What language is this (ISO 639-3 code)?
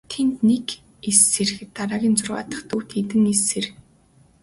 mon